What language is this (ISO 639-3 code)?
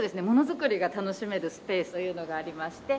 jpn